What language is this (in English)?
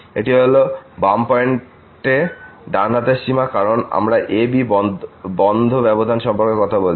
Bangla